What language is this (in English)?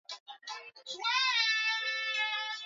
Swahili